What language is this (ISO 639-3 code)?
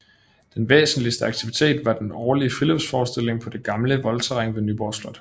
dan